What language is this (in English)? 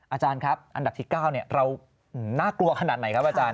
Thai